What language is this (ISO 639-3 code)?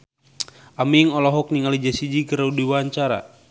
sun